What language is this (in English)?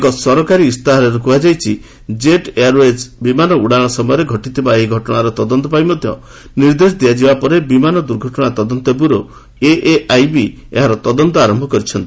Odia